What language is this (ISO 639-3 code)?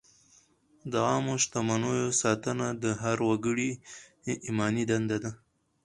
pus